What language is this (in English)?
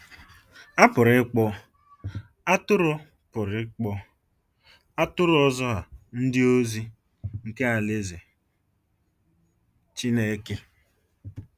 Igbo